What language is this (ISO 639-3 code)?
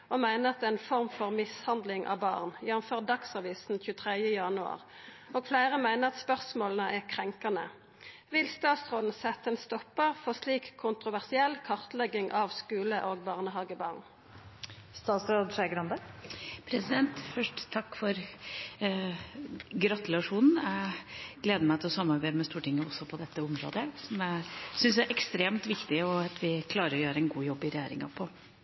nor